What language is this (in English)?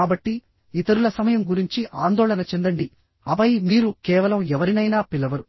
Telugu